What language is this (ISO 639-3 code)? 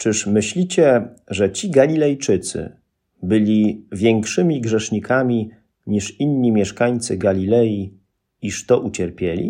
pol